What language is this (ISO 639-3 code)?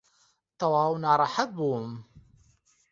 ckb